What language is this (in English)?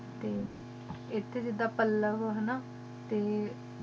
Punjabi